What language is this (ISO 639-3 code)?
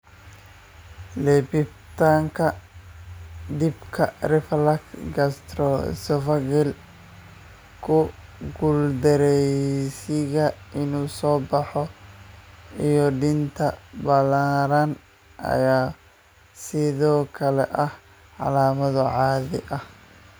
som